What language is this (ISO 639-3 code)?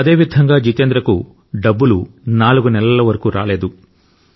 tel